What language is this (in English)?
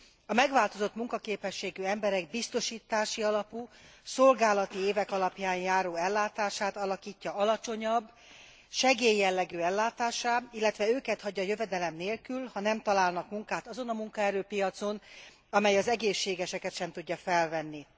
Hungarian